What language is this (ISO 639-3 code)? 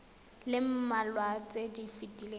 tsn